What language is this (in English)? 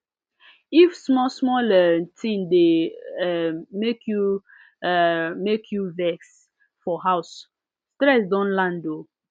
Nigerian Pidgin